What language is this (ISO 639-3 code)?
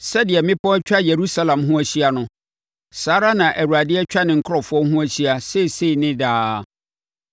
aka